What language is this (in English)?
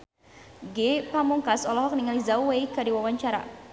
Sundanese